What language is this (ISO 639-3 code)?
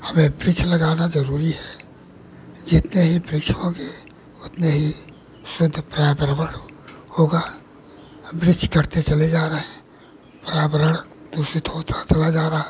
hin